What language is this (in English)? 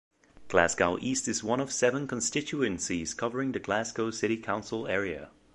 English